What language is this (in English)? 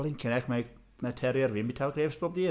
Welsh